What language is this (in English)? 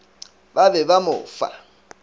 Northern Sotho